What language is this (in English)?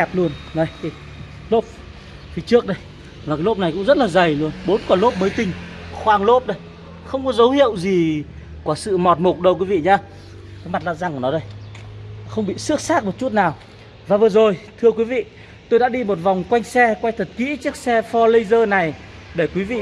Vietnamese